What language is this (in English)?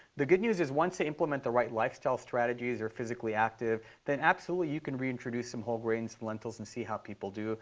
English